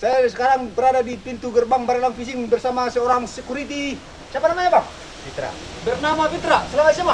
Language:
Indonesian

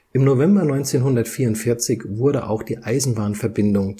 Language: German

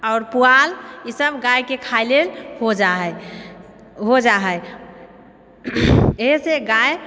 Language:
Maithili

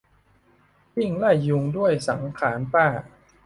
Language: Thai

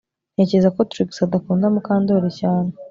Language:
Kinyarwanda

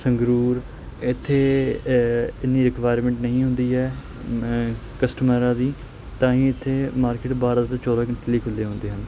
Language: Punjabi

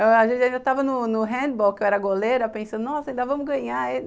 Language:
Portuguese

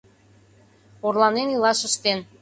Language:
Mari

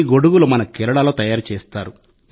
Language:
Telugu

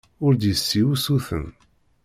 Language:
Kabyle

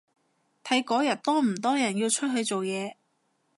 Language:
Cantonese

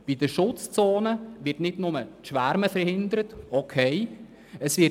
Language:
Swiss German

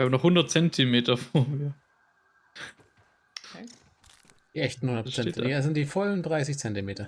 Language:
German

